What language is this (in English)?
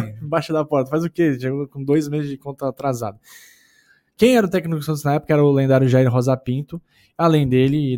Portuguese